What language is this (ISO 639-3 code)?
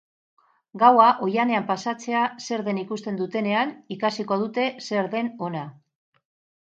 eus